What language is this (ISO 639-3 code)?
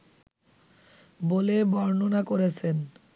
ben